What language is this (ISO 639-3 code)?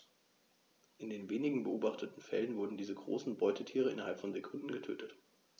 deu